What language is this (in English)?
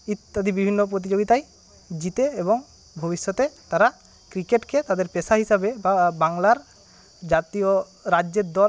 Bangla